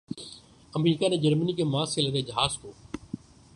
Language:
Urdu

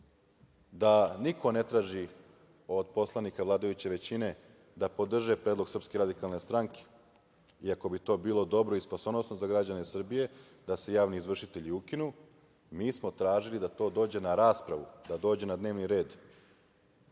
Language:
Serbian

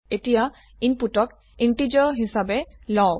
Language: Assamese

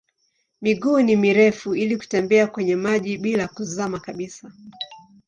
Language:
Swahili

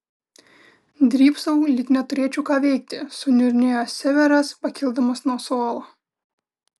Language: Lithuanian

